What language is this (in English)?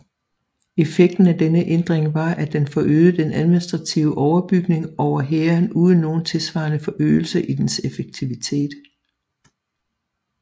Danish